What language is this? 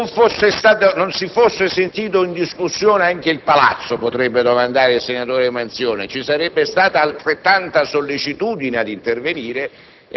Italian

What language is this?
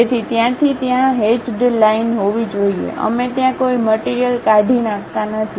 Gujarati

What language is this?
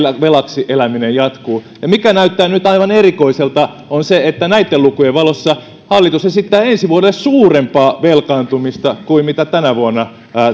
Finnish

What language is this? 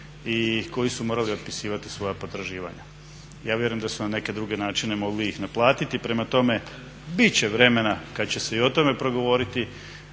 Croatian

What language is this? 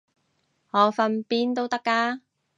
Cantonese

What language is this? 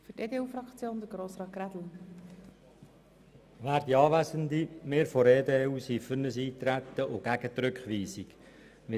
Swiss German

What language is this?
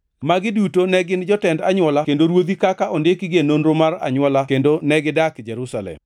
Luo (Kenya and Tanzania)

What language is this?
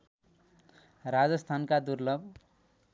Nepali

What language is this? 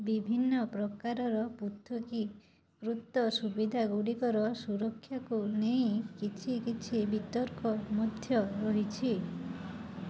Odia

